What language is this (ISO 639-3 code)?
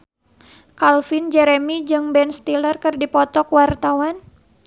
sun